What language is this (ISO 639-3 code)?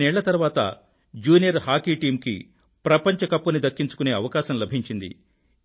tel